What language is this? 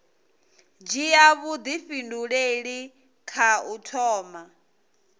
Venda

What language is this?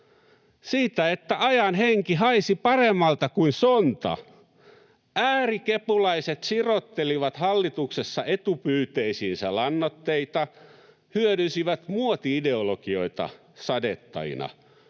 Finnish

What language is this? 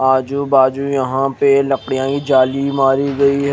Hindi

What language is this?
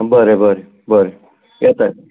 Konkani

